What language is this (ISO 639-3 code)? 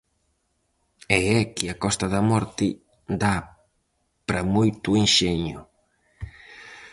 glg